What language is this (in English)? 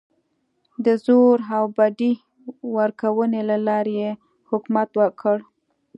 Pashto